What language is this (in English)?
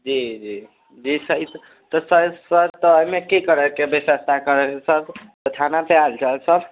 Maithili